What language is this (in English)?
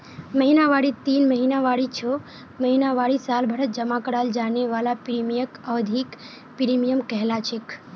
Magahi